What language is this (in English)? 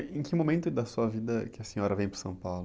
Portuguese